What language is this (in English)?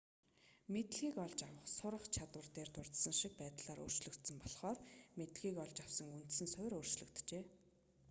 Mongolian